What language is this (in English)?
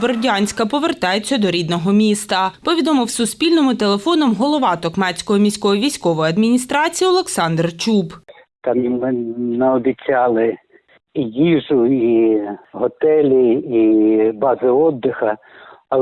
Ukrainian